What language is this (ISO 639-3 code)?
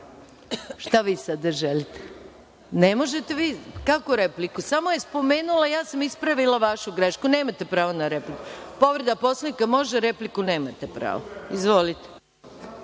srp